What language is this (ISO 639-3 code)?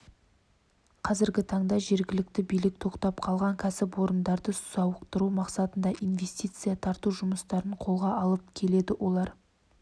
kaz